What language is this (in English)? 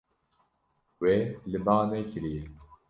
Kurdish